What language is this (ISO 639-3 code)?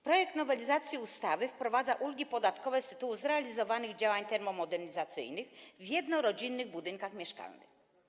pol